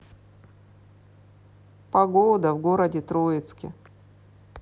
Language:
Russian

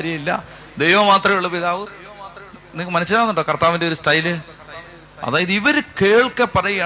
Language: Malayalam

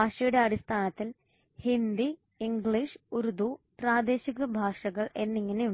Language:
Malayalam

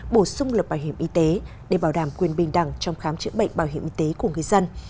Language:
Vietnamese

